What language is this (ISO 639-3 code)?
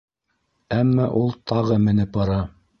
bak